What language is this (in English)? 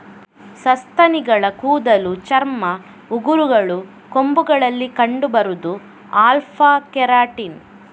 Kannada